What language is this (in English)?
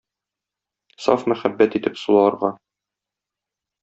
Tatar